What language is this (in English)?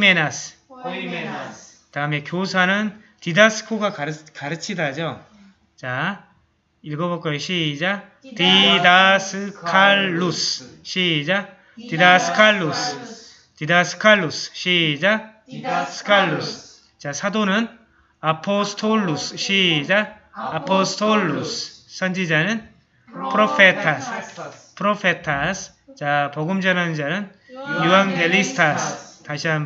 Korean